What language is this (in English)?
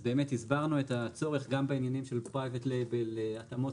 Hebrew